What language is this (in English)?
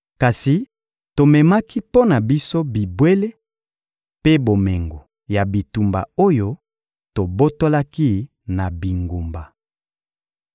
Lingala